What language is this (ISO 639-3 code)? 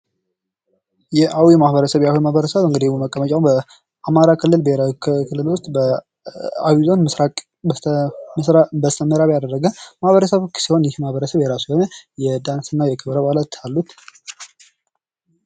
amh